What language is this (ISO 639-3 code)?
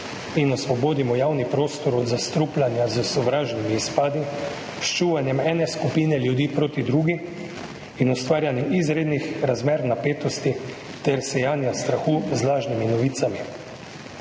slv